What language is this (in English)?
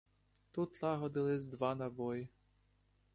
Ukrainian